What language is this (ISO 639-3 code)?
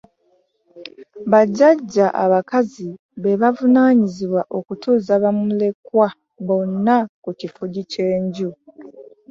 lug